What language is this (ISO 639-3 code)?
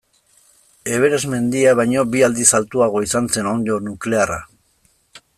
eus